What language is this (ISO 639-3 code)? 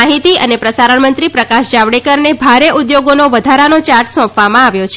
guj